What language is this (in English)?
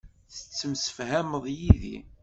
Kabyle